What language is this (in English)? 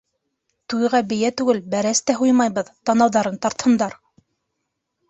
Bashkir